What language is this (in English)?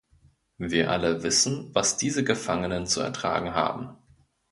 German